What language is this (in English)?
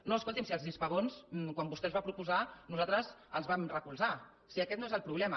Catalan